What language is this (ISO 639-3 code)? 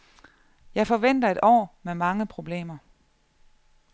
dan